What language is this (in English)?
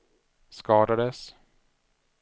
Swedish